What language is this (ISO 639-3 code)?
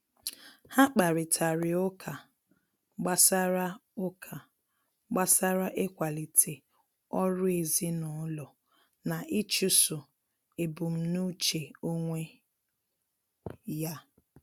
ibo